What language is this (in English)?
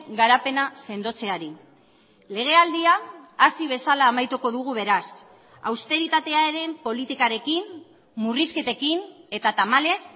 Basque